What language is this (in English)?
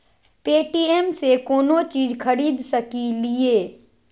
Magahi